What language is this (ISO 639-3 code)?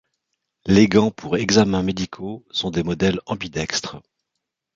fra